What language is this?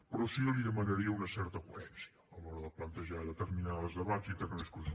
Catalan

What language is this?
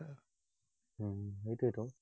Assamese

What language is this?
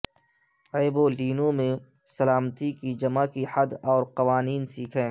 Urdu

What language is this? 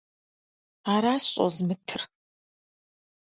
Kabardian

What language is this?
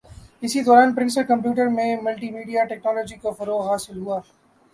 Urdu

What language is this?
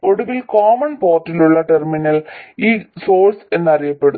Malayalam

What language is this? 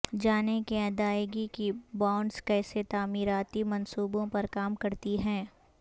Urdu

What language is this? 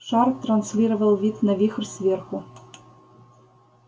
Russian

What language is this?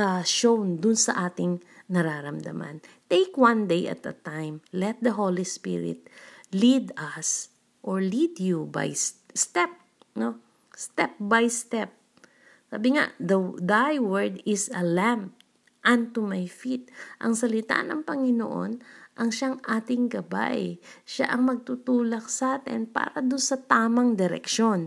Filipino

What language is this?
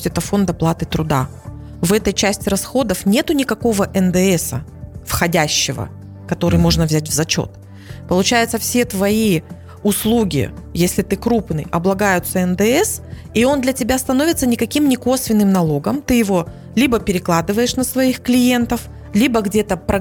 Russian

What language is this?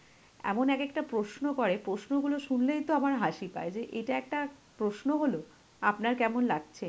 Bangla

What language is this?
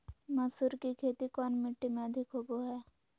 Magahi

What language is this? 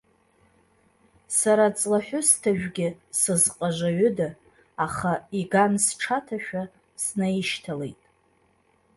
Abkhazian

